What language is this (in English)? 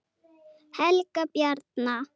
Icelandic